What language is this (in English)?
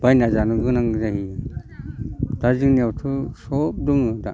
Bodo